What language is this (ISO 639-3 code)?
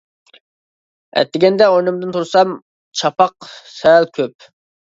uig